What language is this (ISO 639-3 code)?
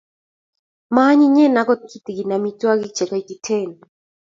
kln